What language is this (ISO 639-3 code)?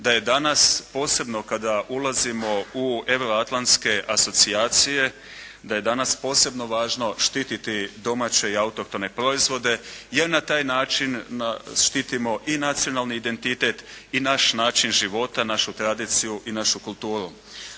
hrv